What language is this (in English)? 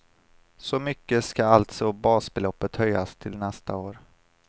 Swedish